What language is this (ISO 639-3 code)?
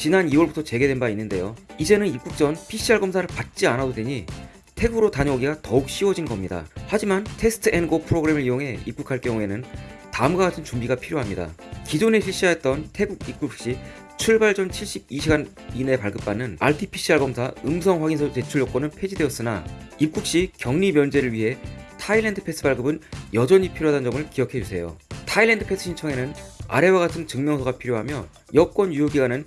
kor